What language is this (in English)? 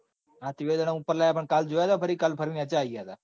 Gujarati